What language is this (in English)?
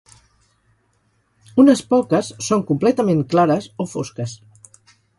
Catalan